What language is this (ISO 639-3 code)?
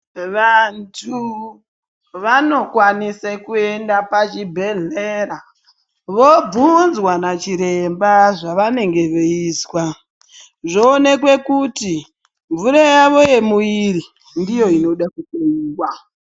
ndc